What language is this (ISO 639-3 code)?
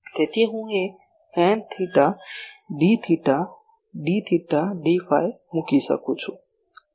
guj